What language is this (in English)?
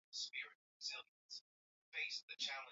Swahili